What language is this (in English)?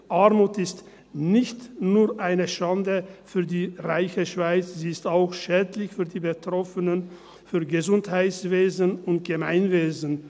Swiss German